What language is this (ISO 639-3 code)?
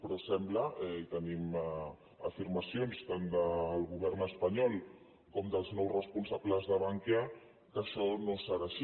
cat